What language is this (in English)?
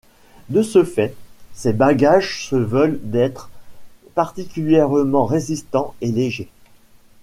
French